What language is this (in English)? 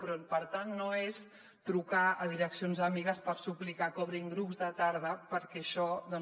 Catalan